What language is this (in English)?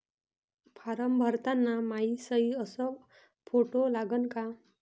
Marathi